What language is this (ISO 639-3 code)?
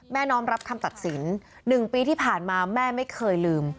tha